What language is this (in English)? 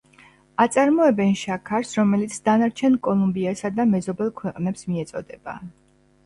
Georgian